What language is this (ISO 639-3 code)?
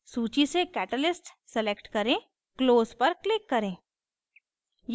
hin